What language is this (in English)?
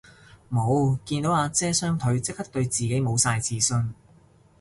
Cantonese